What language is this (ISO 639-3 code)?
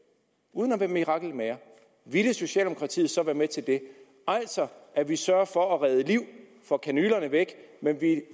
dan